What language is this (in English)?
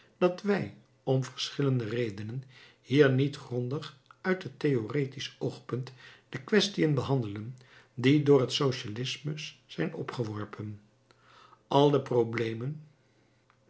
Dutch